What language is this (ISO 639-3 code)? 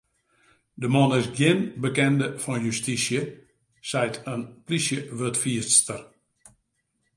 fry